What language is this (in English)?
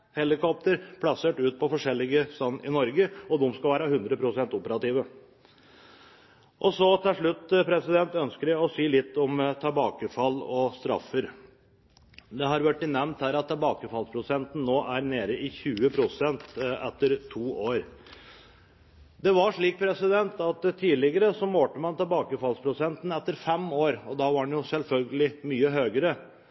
Norwegian Bokmål